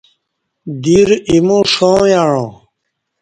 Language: Kati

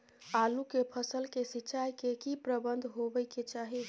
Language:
Maithili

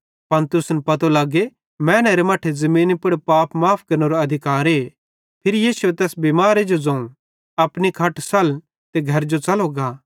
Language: Bhadrawahi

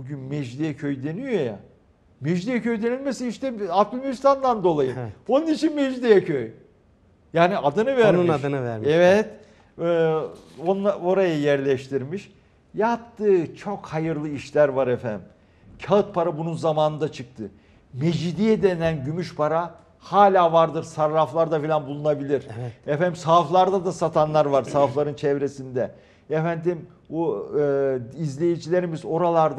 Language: Turkish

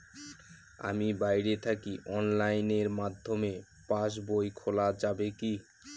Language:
Bangla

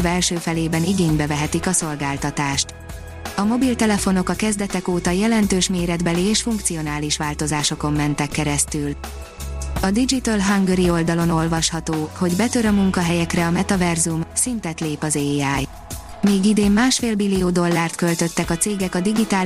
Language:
Hungarian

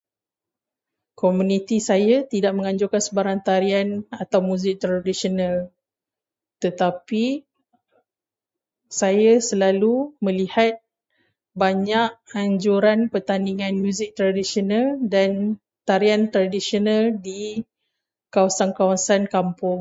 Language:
Malay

